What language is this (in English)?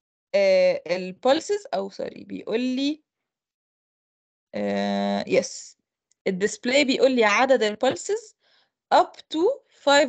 Arabic